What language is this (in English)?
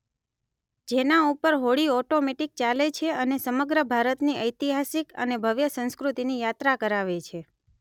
Gujarati